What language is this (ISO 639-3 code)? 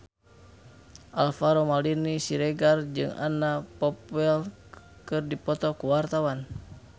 sun